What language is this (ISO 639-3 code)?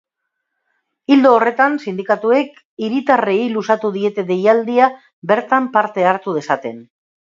eus